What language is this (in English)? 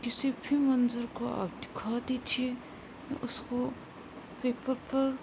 Urdu